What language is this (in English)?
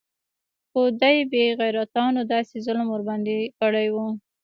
Pashto